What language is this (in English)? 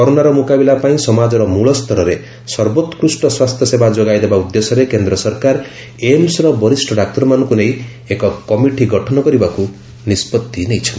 Odia